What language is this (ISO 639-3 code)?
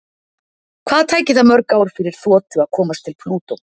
isl